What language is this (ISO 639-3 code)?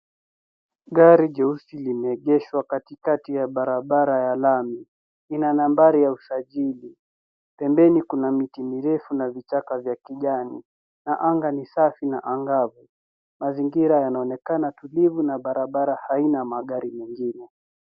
swa